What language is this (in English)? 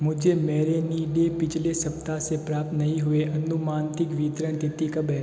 Hindi